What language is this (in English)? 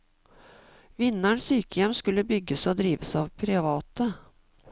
Norwegian